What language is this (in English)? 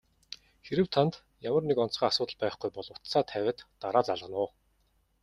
Mongolian